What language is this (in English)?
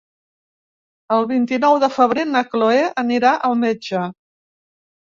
Catalan